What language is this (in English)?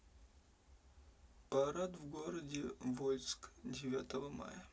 Russian